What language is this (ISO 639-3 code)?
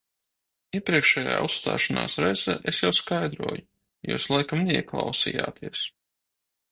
lav